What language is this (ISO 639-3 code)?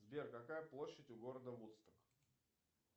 rus